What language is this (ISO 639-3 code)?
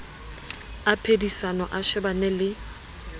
sot